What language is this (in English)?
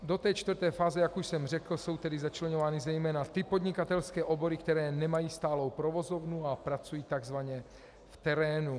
Czech